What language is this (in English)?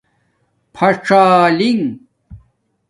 Domaaki